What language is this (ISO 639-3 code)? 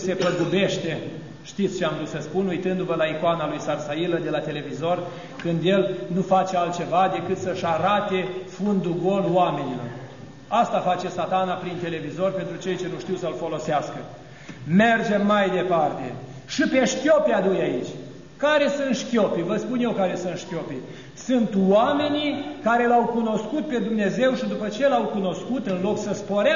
ron